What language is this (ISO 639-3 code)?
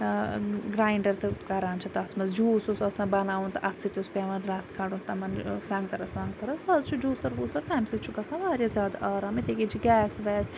kas